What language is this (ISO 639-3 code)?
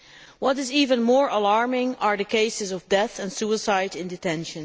eng